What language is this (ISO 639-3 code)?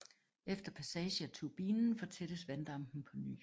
dan